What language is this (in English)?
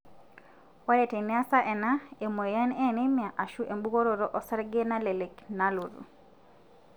Masai